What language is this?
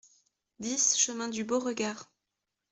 French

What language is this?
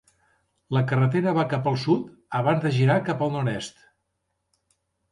Catalan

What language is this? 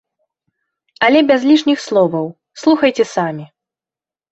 Belarusian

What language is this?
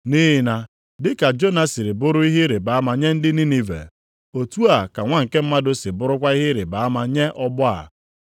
Igbo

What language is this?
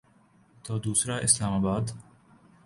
Urdu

